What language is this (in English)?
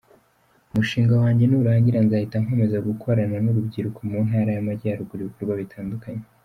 Kinyarwanda